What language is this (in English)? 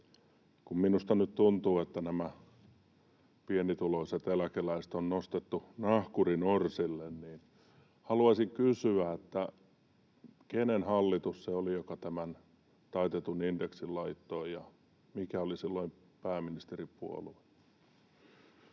Finnish